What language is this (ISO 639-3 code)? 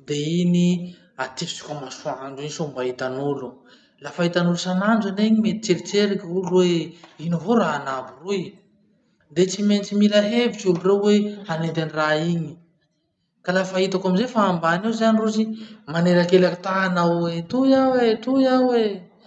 msh